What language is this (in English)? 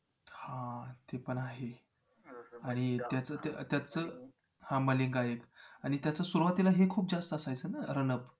Marathi